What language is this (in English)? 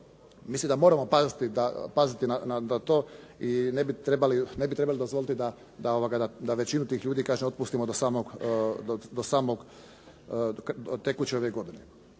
Croatian